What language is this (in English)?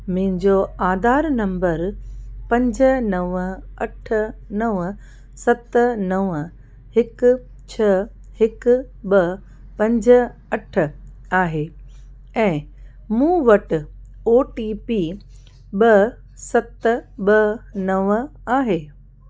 Sindhi